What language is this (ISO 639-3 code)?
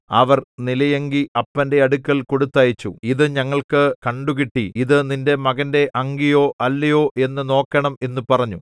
mal